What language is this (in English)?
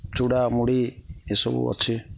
Odia